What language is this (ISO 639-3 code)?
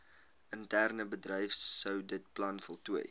afr